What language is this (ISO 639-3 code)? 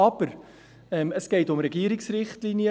gsw